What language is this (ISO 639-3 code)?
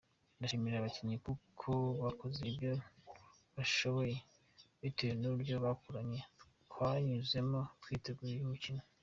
kin